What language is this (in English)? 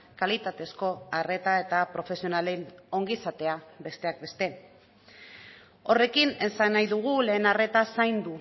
Basque